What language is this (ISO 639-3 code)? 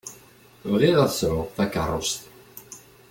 kab